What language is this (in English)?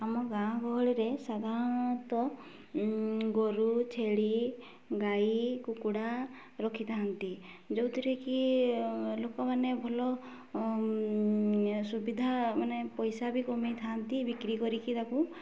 Odia